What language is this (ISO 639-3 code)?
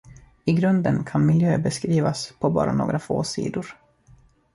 swe